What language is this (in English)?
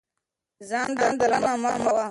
Pashto